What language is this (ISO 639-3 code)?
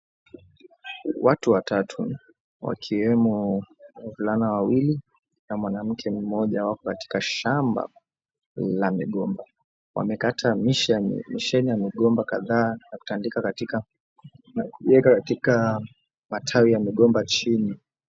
swa